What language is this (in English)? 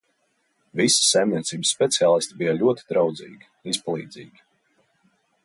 Latvian